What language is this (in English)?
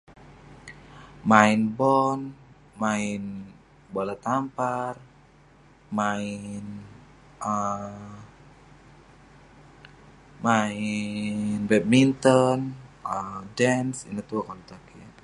Western Penan